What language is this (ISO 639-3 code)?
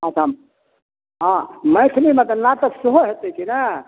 mai